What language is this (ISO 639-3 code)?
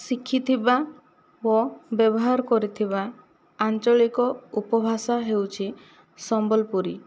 ori